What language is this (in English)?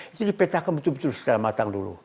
Indonesian